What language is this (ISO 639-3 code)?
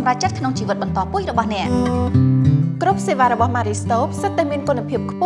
ind